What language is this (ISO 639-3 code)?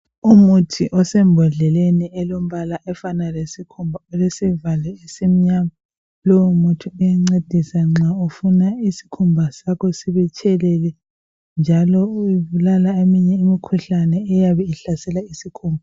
nde